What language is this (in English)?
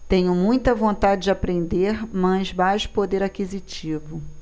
Portuguese